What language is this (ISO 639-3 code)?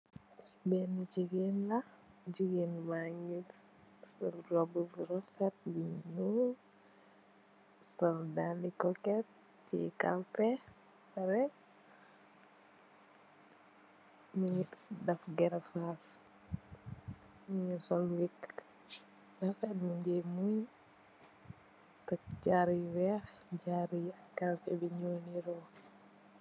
wol